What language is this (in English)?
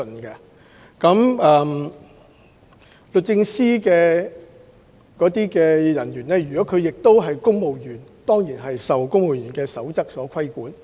Cantonese